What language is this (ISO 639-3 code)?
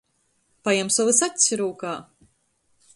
ltg